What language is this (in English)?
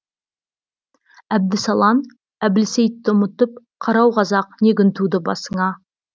Kazakh